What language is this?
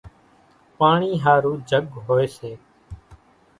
Kachi Koli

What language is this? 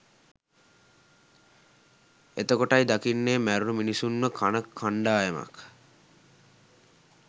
Sinhala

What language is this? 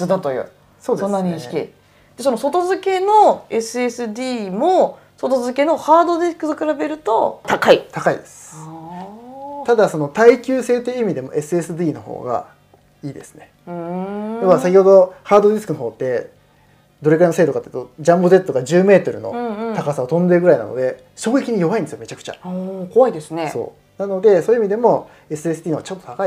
Japanese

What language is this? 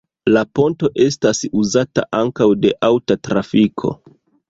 Esperanto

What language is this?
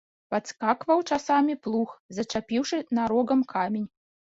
Belarusian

